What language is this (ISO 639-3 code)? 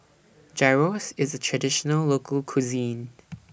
eng